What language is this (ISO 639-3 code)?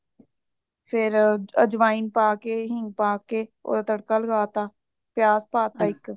pan